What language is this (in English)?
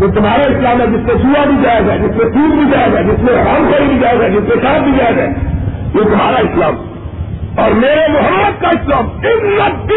Urdu